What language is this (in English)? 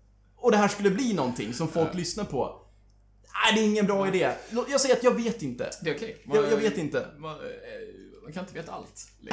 Swedish